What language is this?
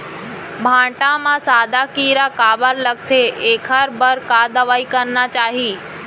Chhattisgarhi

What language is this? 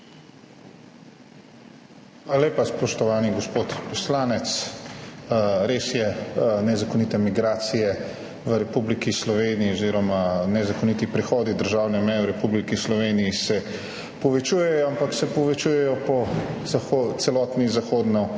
Slovenian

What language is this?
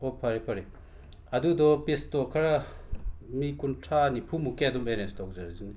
Manipuri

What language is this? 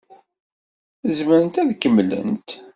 Kabyle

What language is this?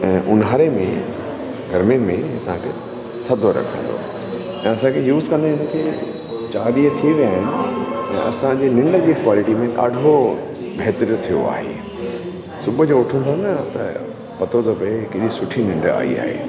Sindhi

